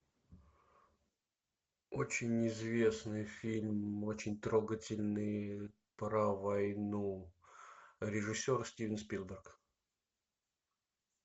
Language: Russian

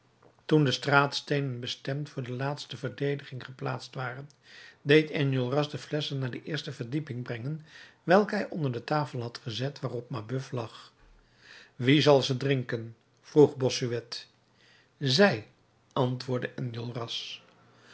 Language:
Dutch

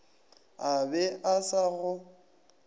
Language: Northern Sotho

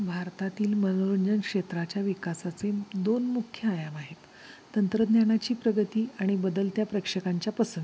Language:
Marathi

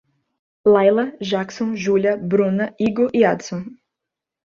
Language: Portuguese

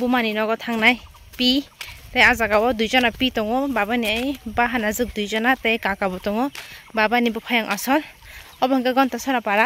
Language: Bangla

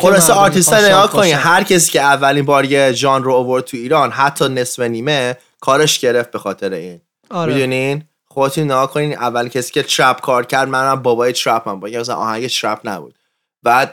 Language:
Persian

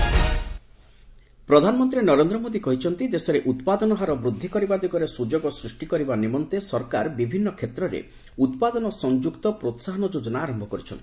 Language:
Odia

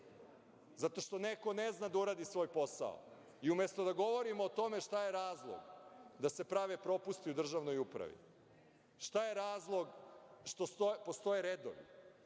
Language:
Serbian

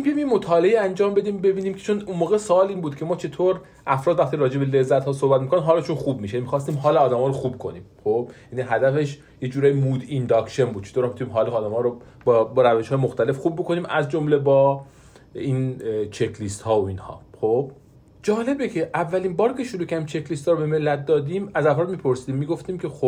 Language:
Persian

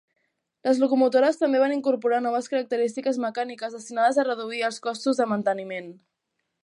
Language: Catalan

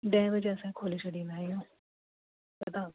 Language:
Sindhi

